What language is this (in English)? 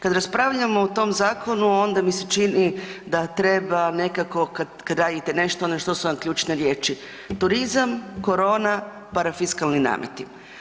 Croatian